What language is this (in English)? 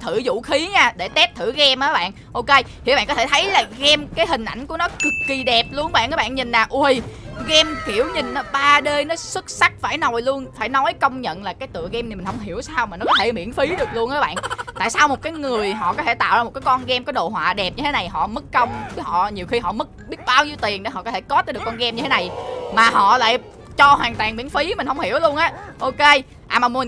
Vietnamese